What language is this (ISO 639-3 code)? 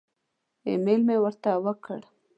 pus